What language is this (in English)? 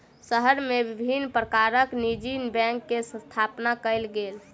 Maithili